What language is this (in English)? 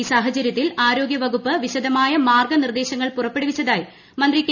Malayalam